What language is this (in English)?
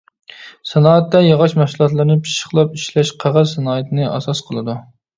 Uyghur